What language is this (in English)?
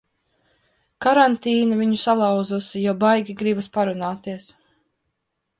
Latvian